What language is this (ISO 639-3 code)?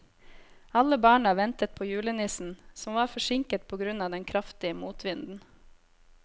nor